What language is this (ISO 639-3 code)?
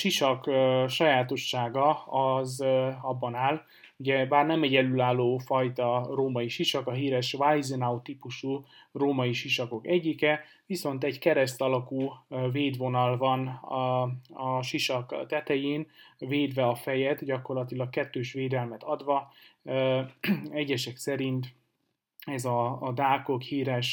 hun